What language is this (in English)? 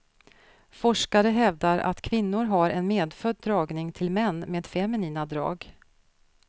Swedish